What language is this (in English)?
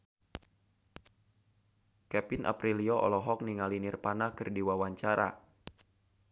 Sundanese